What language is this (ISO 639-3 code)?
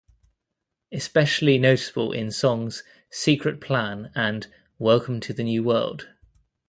eng